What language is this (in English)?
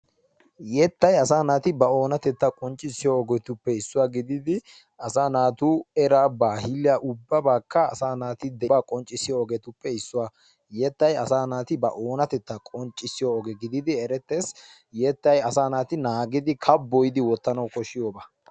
Wolaytta